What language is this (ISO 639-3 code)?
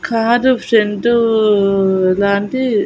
tel